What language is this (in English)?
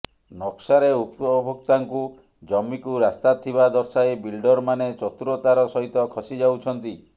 Odia